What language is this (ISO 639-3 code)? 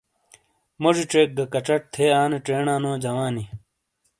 scl